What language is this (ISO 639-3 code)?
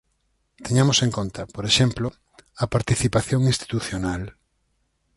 glg